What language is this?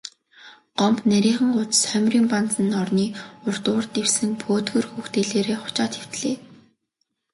Mongolian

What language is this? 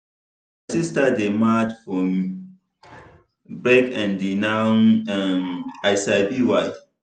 Nigerian Pidgin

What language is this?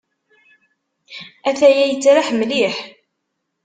Kabyle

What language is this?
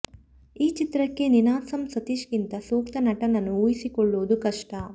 Kannada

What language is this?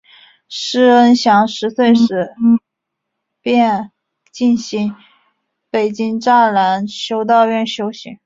Chinese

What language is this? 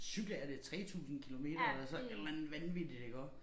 Danish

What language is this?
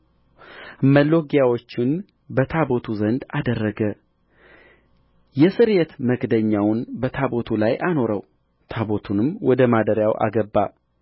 Amharic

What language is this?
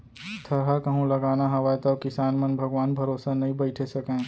Chhattisgarhi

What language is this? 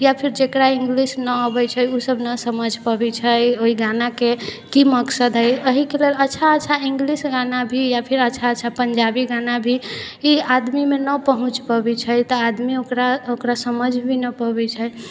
Maithili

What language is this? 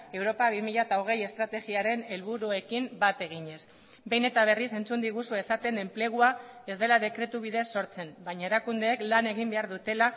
Basque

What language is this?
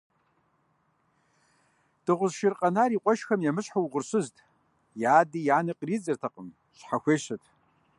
Kabardian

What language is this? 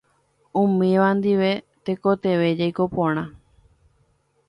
Guarani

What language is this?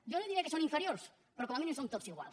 Catalan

